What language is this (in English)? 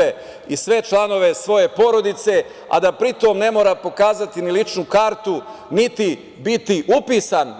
Serbian